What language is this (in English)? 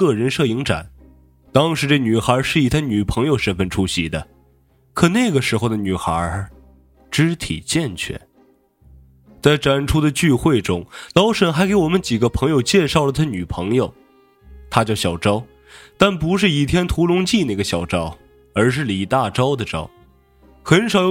Chinese